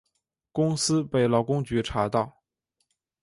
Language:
Chinese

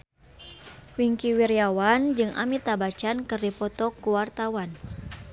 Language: Sundanese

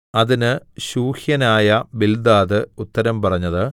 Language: Malayalam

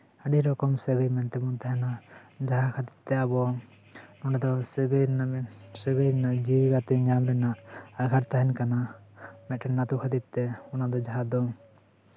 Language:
Santali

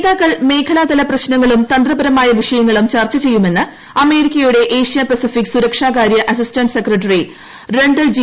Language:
Malayalam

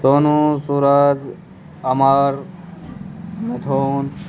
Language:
Maithili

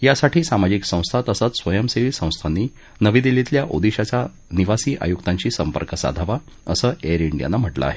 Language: Marathi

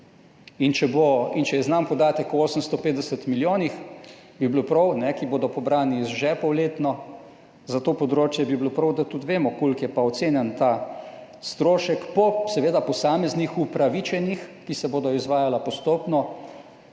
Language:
Slovenian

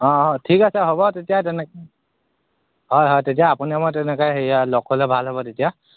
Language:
Assamese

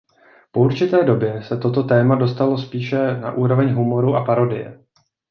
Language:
Czech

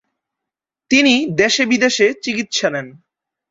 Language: Bangla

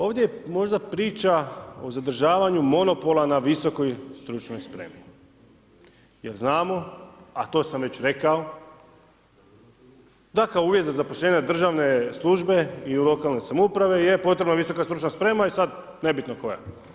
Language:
Croatian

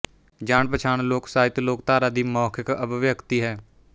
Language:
Punjabi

